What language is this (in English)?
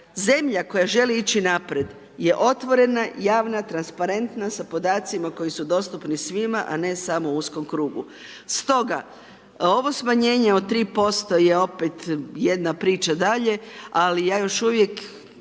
Croatian